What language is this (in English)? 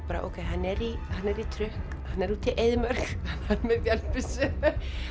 Icelandic